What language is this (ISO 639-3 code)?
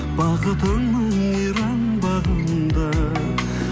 kaz